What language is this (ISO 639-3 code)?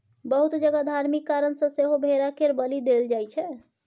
mai